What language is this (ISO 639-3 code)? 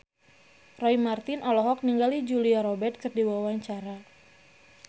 sun